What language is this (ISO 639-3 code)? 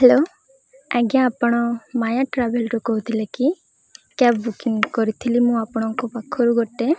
ori